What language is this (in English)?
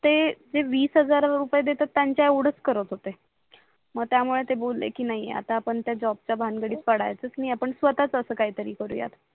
Marathi